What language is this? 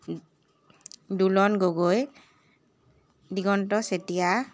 Assamese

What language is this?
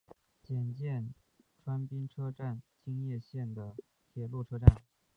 Chinese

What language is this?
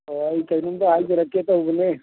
Manipuri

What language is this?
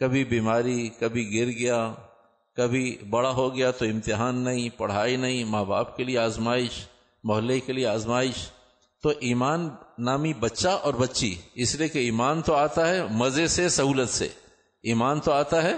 Urdu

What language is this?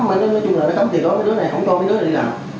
Vietnamese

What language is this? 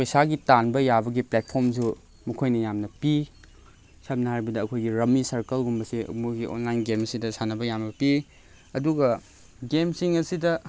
Manipuri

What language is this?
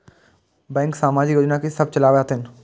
Maithili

